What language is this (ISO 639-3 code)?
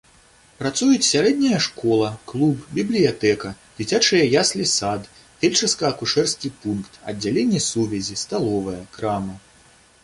bel